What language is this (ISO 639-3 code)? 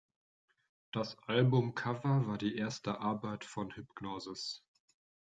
deu